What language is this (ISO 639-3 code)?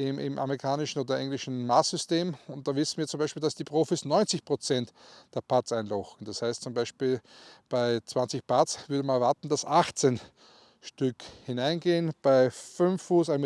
deu